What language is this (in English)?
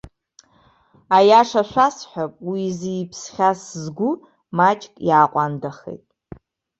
Abkhazian